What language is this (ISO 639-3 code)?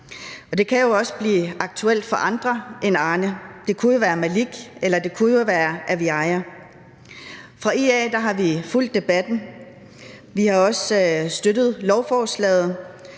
dan